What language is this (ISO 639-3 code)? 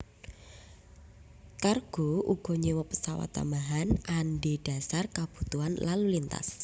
jav